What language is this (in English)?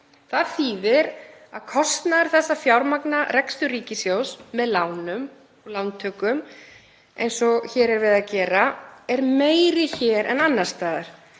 Icelandic